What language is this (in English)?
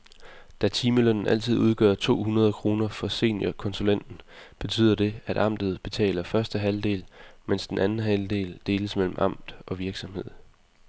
Danish